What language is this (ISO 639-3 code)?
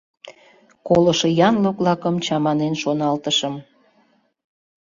chm